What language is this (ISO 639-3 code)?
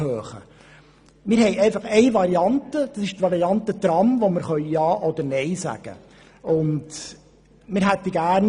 gsw